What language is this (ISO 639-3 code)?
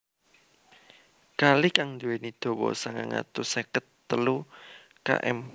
jav